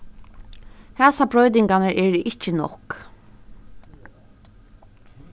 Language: Faroese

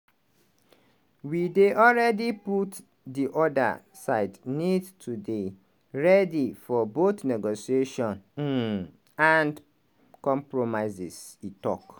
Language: Nigerian Pidgin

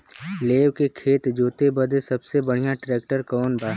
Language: Bhojpuri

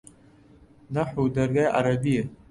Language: Central Kurdish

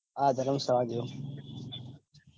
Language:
Gujarati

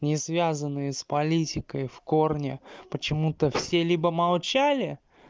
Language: Russian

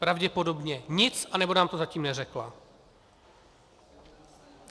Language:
Czech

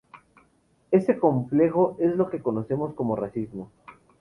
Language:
Spanish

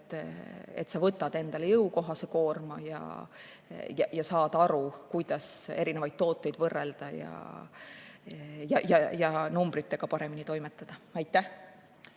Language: Estonian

